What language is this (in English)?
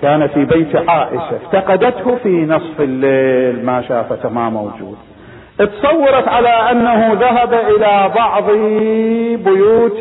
Arabic